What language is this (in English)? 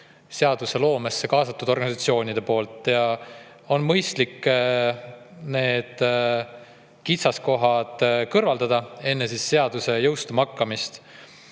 Estonian